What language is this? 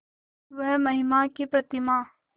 Hindi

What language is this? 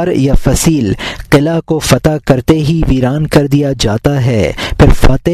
Urdu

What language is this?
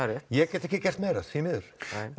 Icelandic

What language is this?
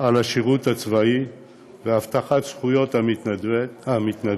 Hebrew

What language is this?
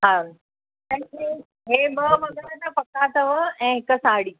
Sindhi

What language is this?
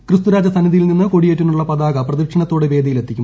Malayalam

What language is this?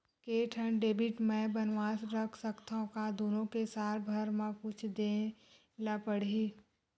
Chhattisgarhi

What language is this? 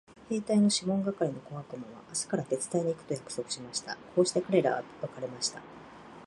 Japanese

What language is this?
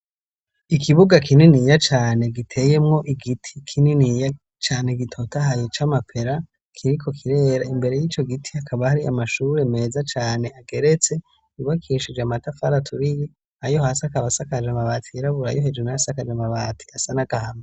Rundi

